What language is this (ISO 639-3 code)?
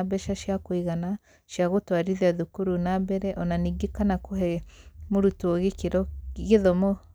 kik